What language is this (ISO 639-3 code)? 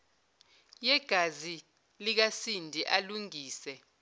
zul